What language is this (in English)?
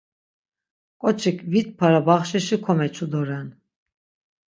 Laz